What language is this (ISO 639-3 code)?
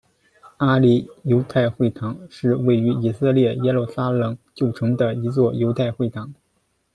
zho